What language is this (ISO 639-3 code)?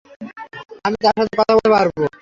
ben